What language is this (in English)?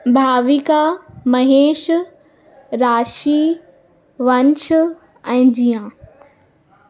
Sindhi